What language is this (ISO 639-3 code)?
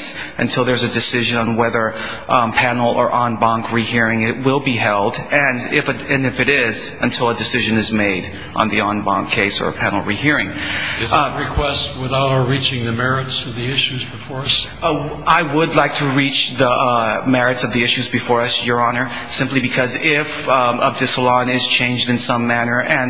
eng